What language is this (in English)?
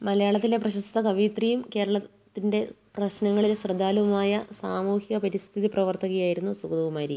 Malayalam